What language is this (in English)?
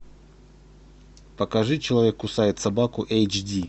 Russian